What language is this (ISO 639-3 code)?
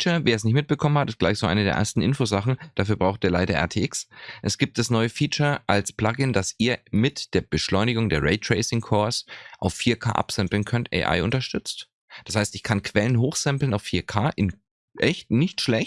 deu